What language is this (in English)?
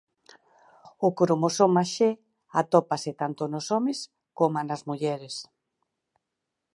Galician